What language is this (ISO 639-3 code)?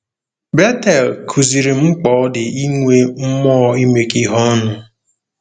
ibo